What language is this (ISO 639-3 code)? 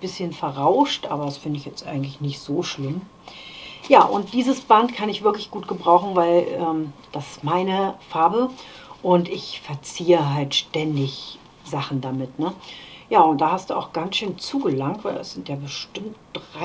deu